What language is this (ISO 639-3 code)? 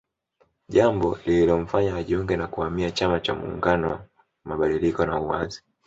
swa